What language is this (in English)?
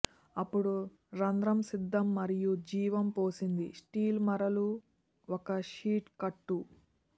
Telugu